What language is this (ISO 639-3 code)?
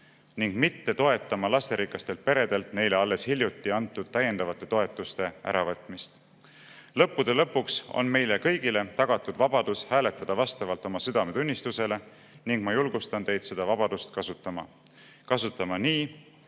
est